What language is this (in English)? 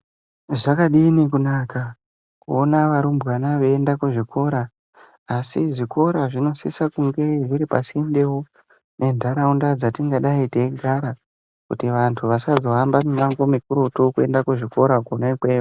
Ndau